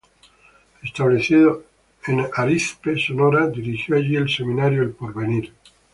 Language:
Spanish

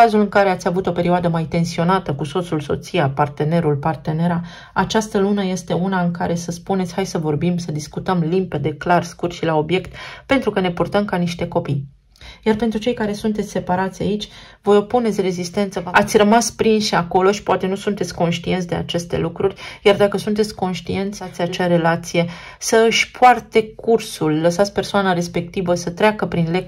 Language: Romanian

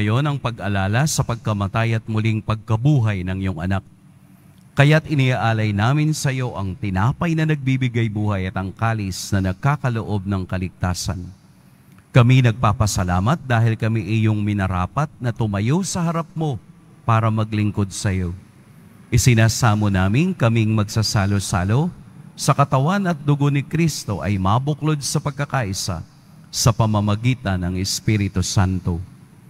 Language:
Filipino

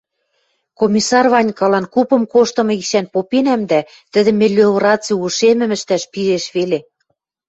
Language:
Western Mari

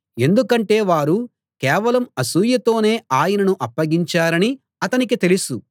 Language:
Telugu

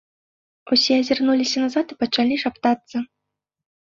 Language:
Belarusian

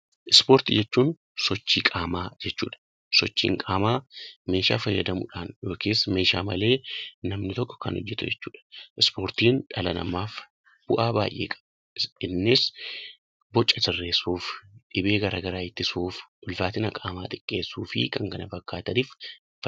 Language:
Oromo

